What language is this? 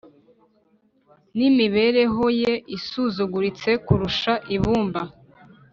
Kinyarwanda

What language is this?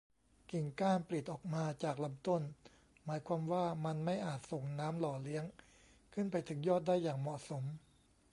Thai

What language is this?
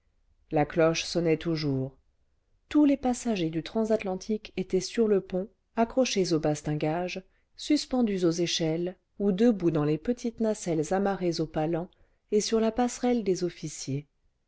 French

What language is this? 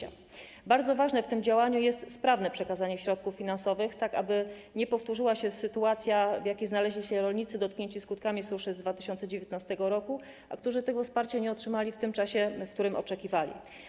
Polish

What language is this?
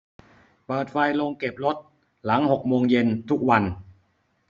Thai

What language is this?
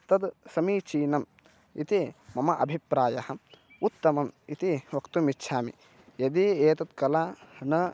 Sanskrit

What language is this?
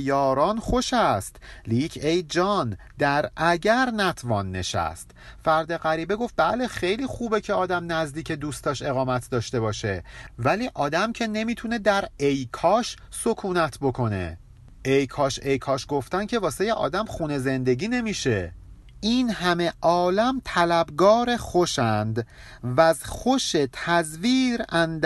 Persian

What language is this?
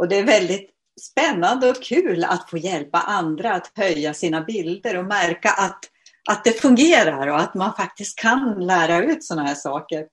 Swedish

